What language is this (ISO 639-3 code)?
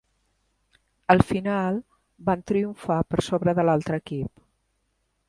cat